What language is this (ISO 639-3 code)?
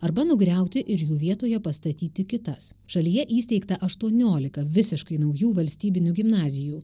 lit